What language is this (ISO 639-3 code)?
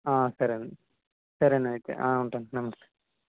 tel